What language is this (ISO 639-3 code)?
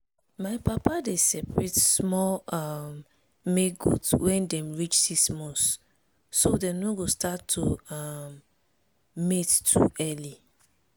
pcm